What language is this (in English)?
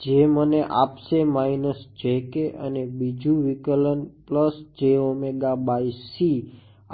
Gujarati